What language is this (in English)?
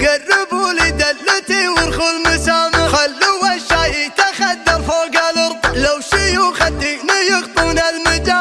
Arabic